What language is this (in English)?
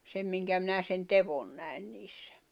Finnish